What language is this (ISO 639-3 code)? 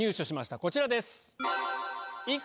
jpn